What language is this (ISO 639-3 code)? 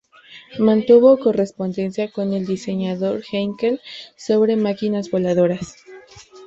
spa